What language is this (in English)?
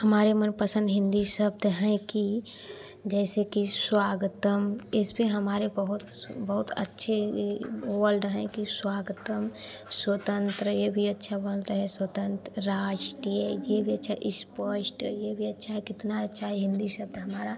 Hindi